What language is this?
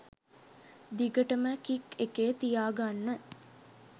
Sinhala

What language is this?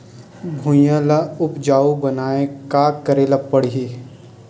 Chhattisgarhi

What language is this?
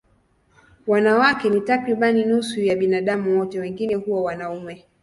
Swahili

